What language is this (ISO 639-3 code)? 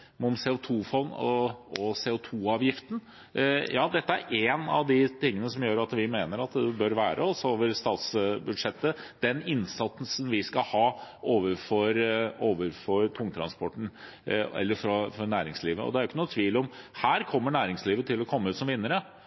nob